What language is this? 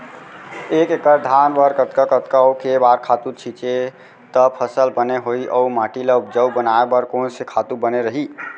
Chhattisgarhi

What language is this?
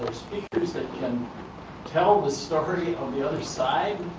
English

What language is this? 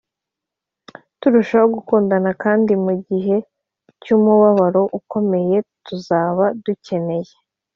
Kinyarwanda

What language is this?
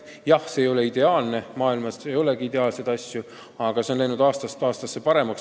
Estonian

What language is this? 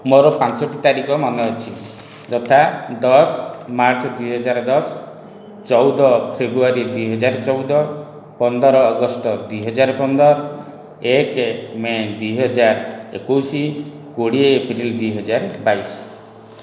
Odia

